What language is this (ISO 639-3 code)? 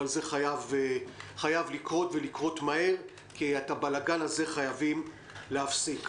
heb